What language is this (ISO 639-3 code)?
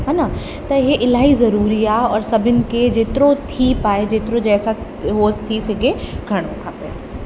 snd